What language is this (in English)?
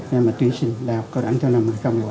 Vietnamese